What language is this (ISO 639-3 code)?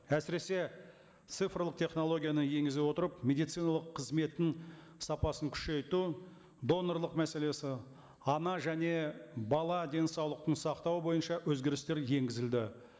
kaz